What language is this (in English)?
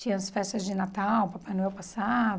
Portuguese